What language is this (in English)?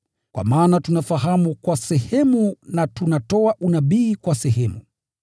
Swahili